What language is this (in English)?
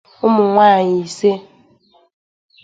Igbo